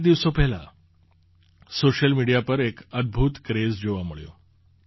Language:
Gujarati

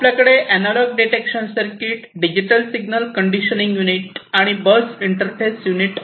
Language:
Marathi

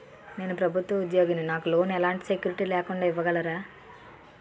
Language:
Telugu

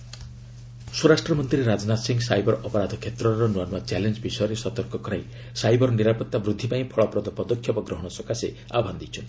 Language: Odia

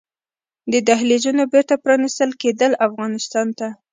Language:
Pashto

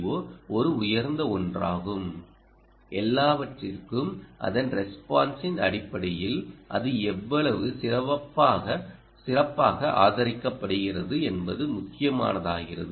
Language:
Tamil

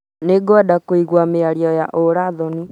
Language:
Kikuyu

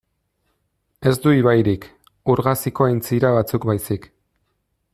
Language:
Basque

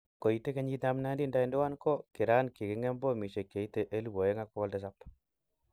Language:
Kalenjin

